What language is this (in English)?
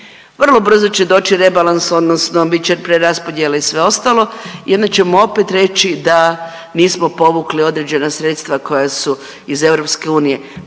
Croatian